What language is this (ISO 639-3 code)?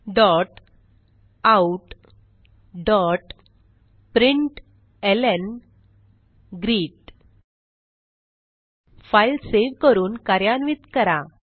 mar